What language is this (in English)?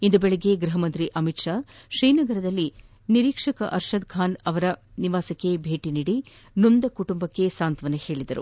Kannada